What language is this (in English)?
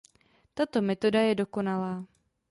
Czech